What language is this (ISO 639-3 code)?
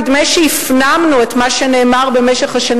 heb